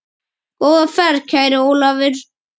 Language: Icelandic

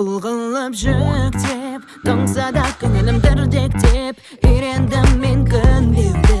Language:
Kazakh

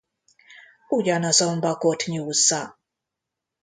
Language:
Hungarian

